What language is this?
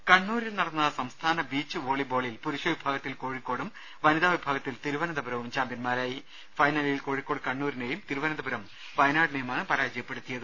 Malayalam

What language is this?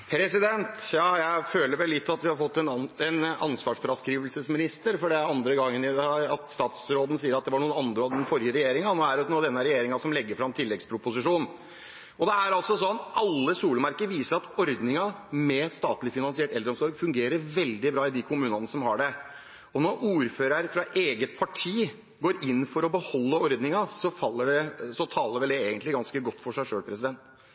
Norwegian Bokmål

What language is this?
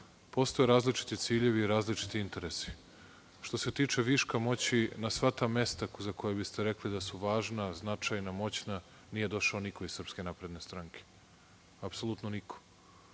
Serbian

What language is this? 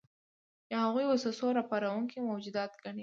Pashto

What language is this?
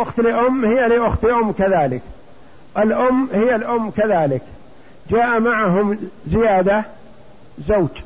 Arabic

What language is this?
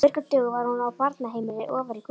Icelandic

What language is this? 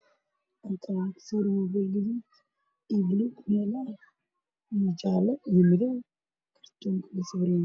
Somali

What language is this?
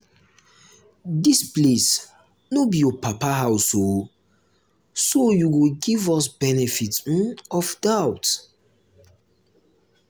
Nigerian Pidgin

